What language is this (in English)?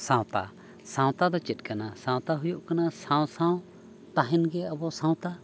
Santali